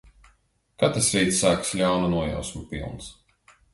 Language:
Latvian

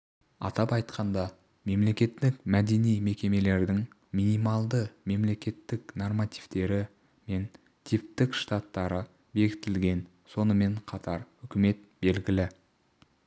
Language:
Kazakh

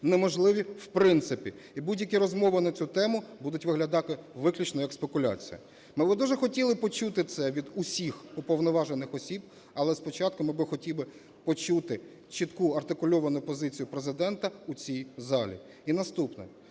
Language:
Ukrainian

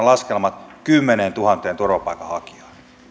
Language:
Finnish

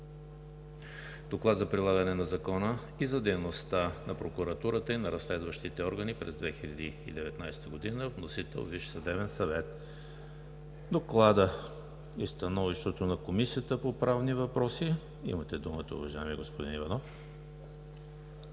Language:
Bulgarian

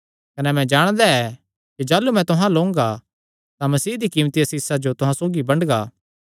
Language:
Kangri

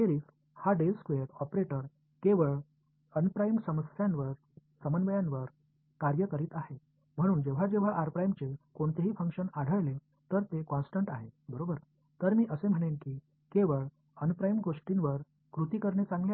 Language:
Tamil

